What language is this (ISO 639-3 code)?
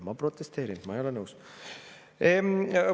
est